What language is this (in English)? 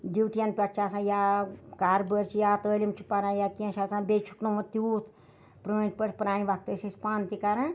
Kashmiri